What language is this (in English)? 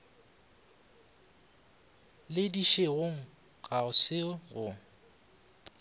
Northern Sotho